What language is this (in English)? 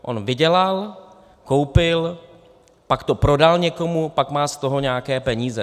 Czech